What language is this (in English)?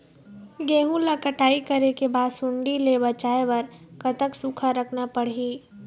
Chhattisgarhi